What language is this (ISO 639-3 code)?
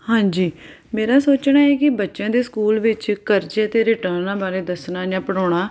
pan